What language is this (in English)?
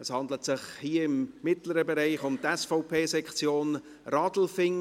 Swiss German